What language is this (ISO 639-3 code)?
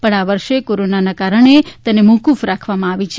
guj